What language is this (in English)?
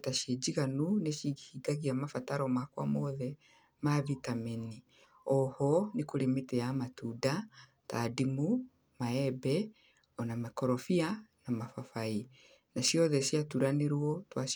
Kikuyu